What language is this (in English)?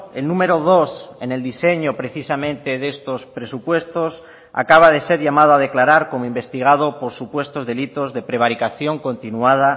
Spanish